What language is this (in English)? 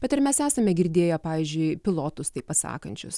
Lithuanian